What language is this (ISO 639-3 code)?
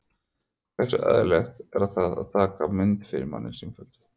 isl